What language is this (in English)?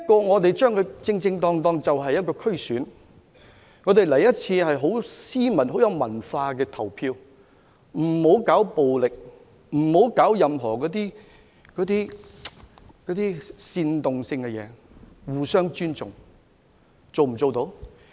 Cantonese